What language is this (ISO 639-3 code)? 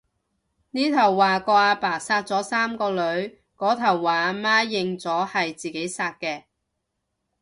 yue